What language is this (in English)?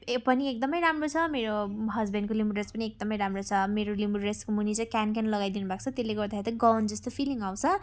Nepali